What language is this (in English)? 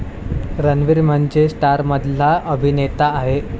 Marathi